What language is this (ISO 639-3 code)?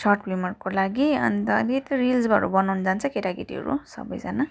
nep